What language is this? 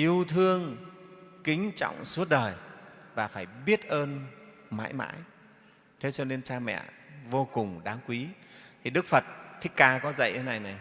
Vietnamese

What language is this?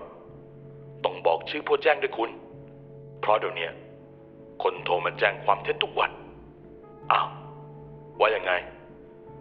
Thai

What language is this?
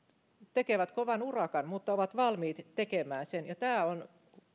Finnish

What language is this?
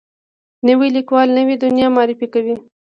Pashto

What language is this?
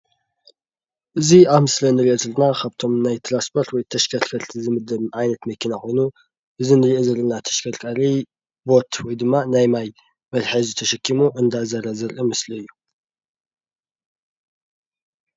Tigrinya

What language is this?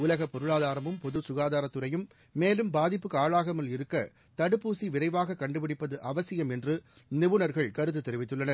Tamil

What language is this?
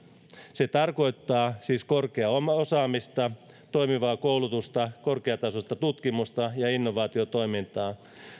Finnish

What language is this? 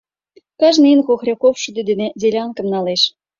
Mari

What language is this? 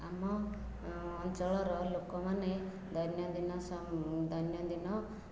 Odia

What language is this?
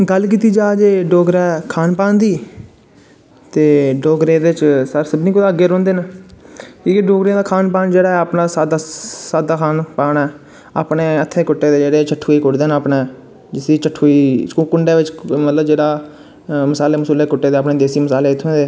Dogri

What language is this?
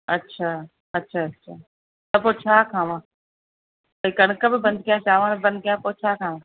Sindhi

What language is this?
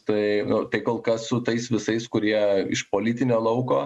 Lithuanian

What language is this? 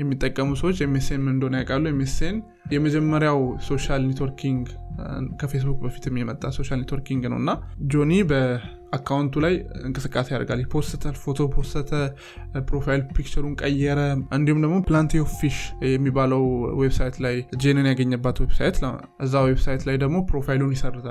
Amharic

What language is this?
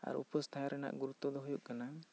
Santali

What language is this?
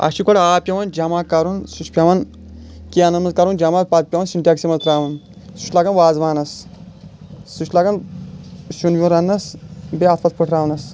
Kashmiri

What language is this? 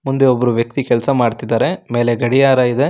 Kannada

